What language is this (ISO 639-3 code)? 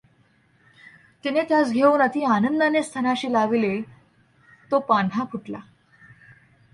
mar